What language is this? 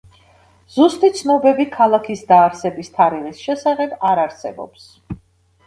Georgian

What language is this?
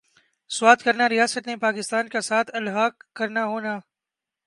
Urdu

